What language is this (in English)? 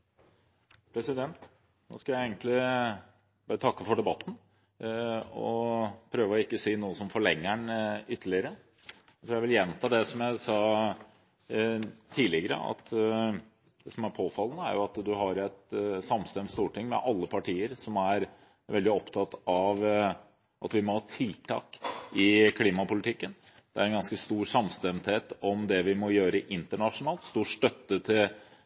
Norwegian Bokmål